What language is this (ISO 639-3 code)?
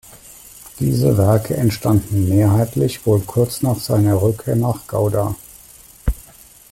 deu